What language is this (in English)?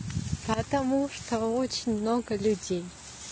Russian